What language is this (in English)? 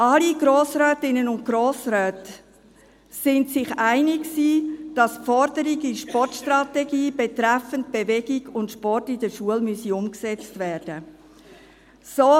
Swiss German